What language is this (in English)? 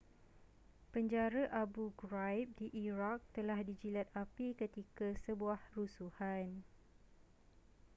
Malay